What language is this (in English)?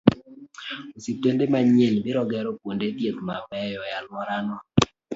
Luo (Kenya and Tanzania)